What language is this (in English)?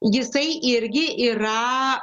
Lithuanian